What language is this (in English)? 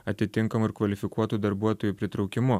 Lithuanian